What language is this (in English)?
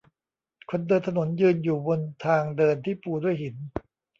Thai